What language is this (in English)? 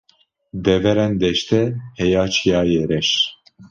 Kurdish